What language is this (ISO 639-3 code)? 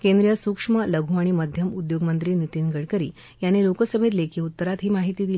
mar